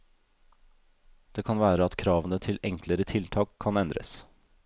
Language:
Norwegian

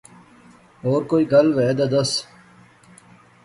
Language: Pahari-Potwari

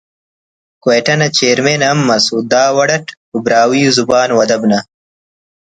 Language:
Brahui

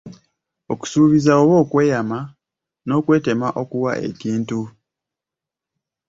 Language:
Ganda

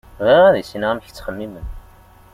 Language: Kabyle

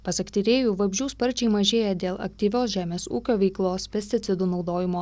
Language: Lithuanian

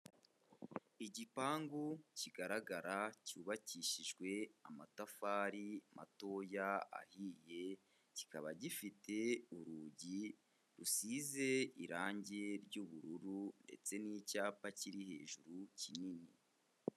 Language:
Kinyarwanda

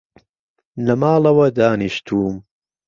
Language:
Central Kurdish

